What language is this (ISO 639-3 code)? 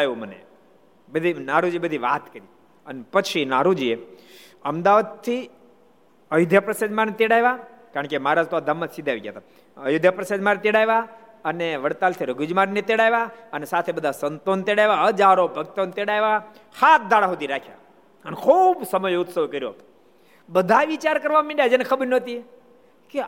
guj